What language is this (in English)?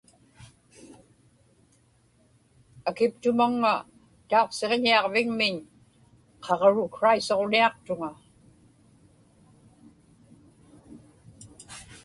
Inupiaq